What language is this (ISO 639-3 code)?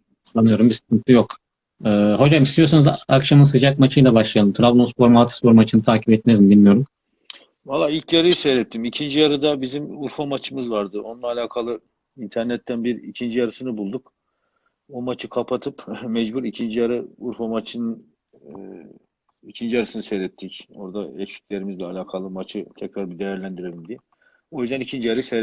tur